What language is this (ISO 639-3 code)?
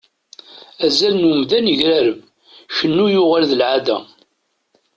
kab